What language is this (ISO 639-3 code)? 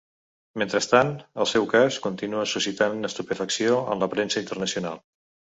cat